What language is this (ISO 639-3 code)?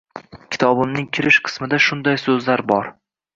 uzb